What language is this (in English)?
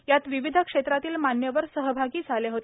Marathi